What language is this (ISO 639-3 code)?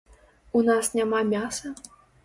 bel